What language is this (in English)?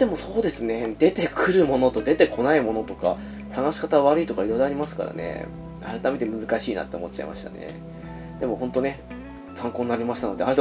Japanese